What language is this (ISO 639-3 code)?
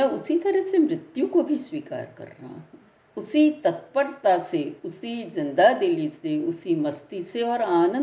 hin